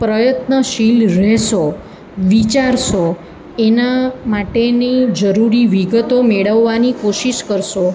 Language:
Gujarati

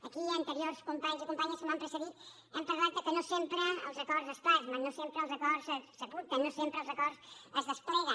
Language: Catalan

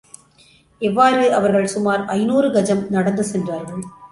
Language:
Tamil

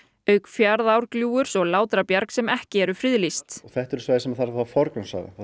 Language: Icelandic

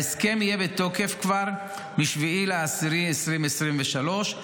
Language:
Hebrew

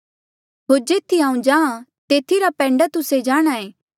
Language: Mandeali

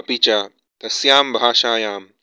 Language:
Sanskrit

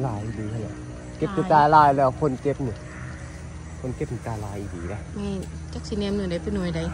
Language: Thai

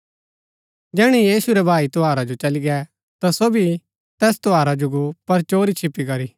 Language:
Gaddi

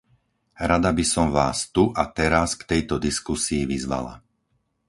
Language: Slovak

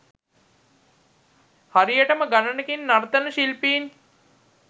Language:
Sinhala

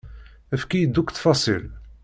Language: Kabyle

